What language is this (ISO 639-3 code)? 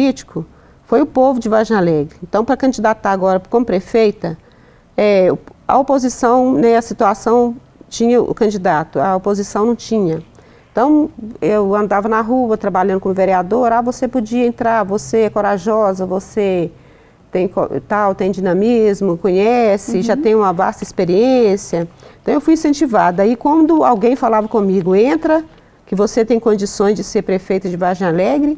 por